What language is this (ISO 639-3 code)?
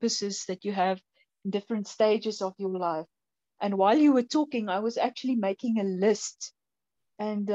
eng